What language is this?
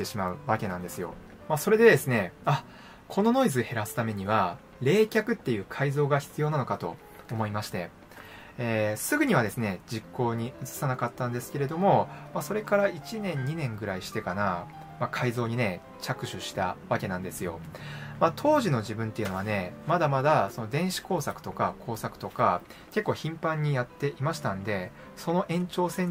Japanese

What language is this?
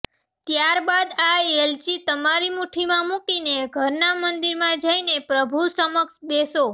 Gujarati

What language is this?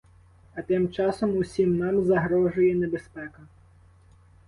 Ukrainian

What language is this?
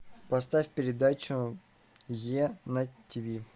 Russian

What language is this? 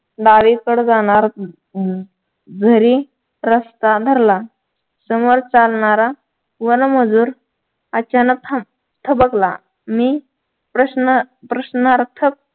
Marathi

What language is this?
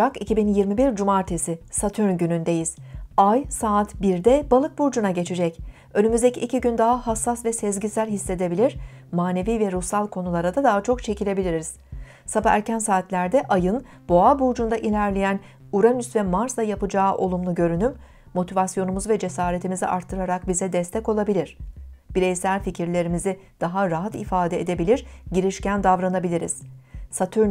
Turkish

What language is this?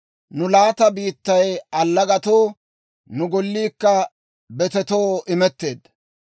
Dawro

